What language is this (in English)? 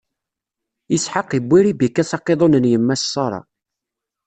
Kabyle